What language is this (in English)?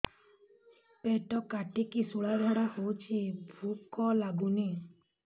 Odia